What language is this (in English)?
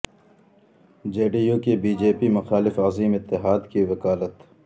Urdu